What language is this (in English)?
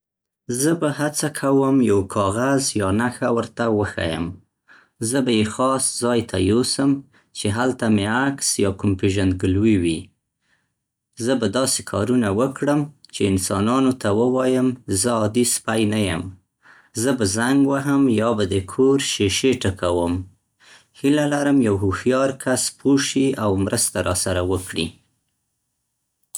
Central Pashto